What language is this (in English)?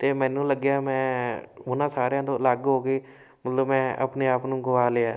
Punjabi